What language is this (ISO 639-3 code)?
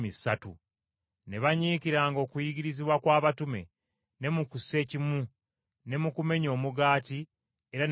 lug